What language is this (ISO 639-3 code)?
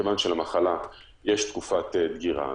heb